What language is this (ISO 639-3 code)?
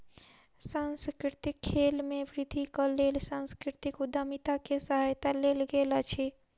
mai